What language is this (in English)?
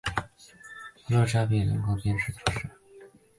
Chinese